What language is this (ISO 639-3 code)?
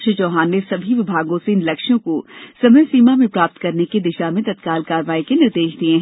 hin